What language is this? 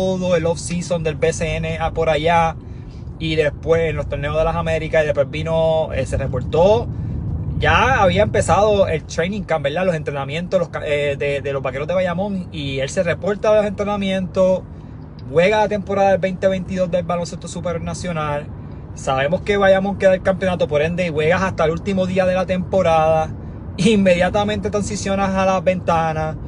Spanish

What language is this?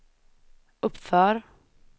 Swedish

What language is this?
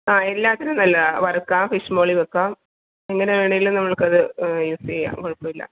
Malayalam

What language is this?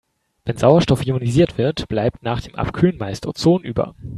German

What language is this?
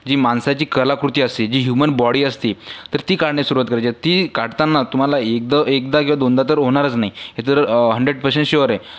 Marathi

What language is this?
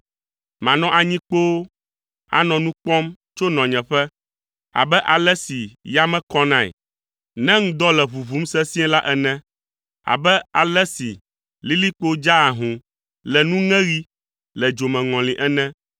Ewe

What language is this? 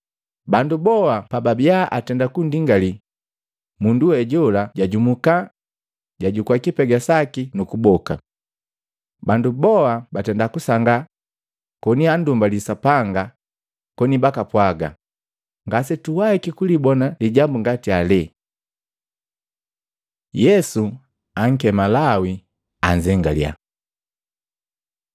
Matengo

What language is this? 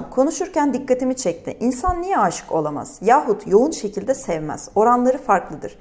Turkish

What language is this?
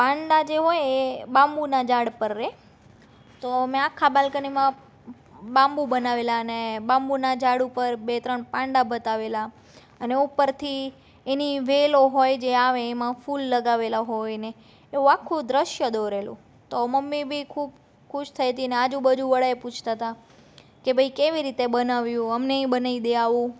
Gujarati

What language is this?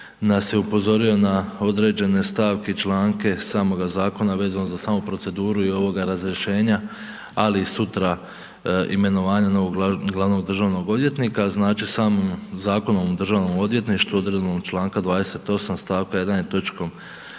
Croatian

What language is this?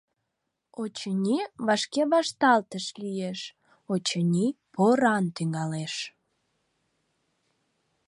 Mari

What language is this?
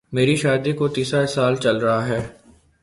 Urdu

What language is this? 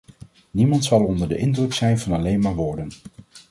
Dutch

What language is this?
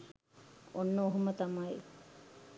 Sinhala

